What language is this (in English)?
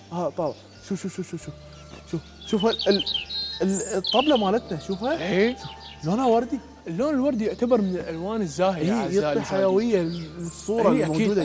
Arabic